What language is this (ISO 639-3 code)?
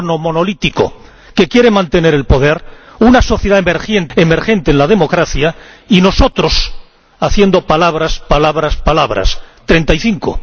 spa